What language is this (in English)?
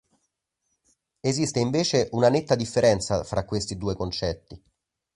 Italian